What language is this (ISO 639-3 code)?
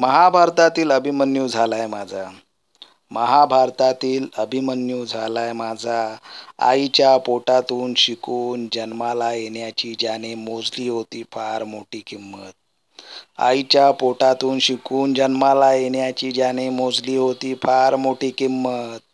mar